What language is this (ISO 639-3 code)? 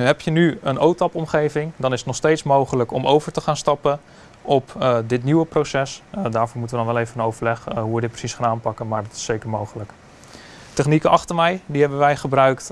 nld